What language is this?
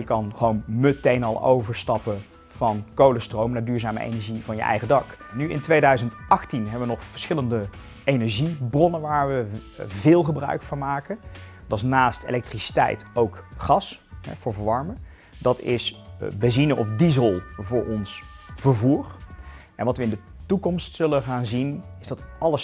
Dutch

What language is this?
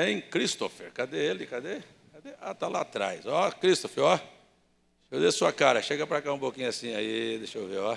Portuguese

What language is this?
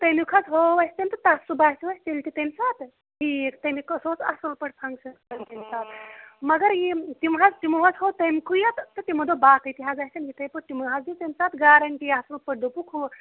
Kashmiri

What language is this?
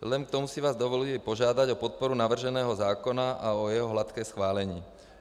Czech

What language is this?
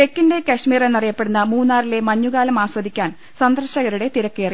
Malayalam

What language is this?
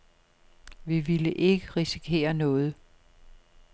Danish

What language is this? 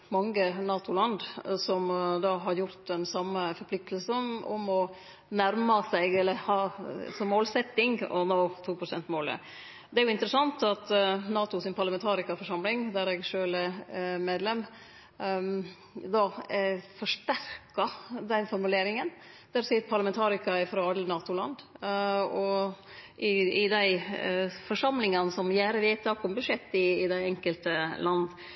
Norwegian Nynorsk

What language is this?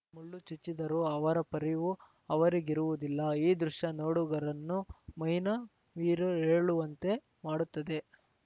Kannada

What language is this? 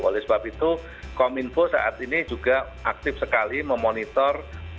Indonesian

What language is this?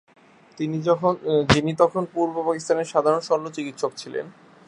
Bangla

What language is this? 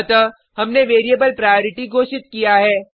Hindi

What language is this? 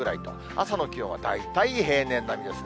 Japanese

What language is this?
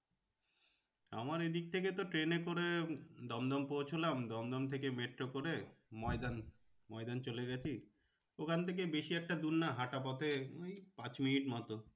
Bangla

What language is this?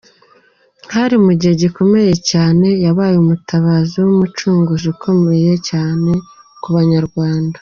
Kinyarwanda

